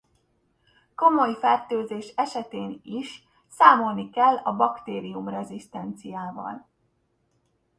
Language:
Hungarian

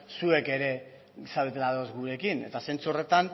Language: Basque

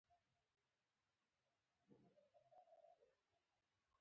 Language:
Pashto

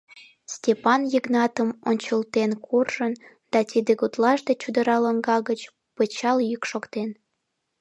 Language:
Mari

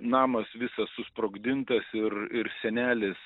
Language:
Lithuanian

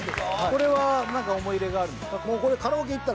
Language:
Japanese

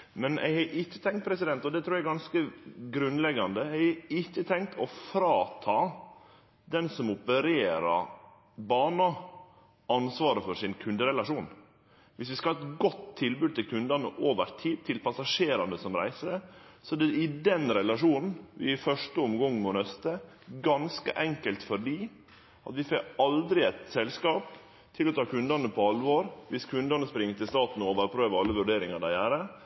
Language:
Norwegian Nynorsk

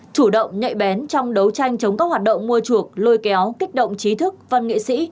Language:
Vietnamese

